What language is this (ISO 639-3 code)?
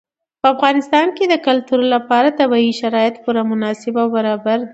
pus